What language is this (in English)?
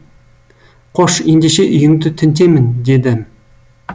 Kazakh